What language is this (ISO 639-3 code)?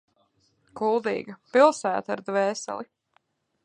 lav